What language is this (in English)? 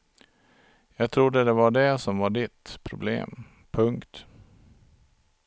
Swedish